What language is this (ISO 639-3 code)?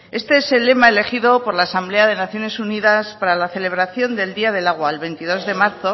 spa